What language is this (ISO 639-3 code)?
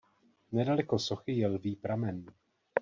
ces